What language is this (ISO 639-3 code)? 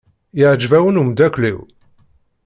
kab